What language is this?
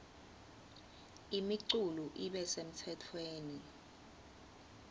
Swati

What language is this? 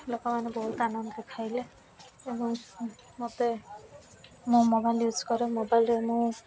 Odia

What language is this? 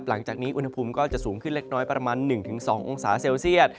Thai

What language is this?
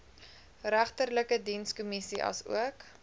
Afrikaans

